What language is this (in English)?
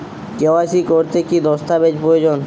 Bangla